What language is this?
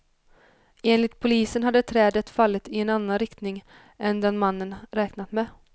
Swedish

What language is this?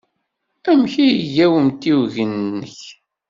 Kabyle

